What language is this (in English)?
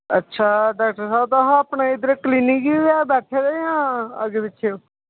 Dogri